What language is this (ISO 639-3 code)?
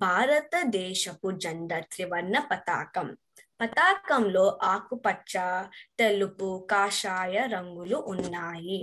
tel